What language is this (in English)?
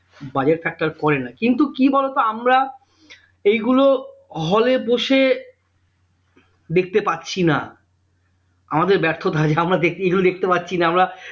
Bangla